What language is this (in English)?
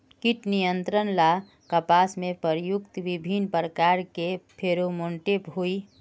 Magahi